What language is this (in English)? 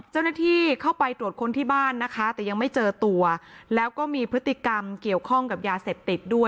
Thai